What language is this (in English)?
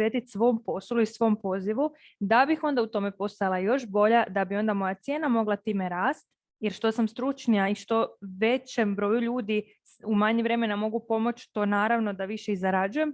Croatian